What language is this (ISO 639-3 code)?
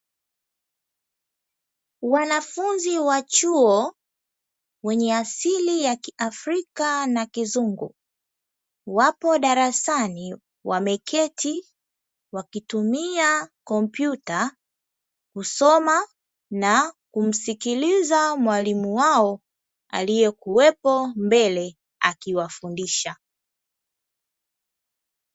swa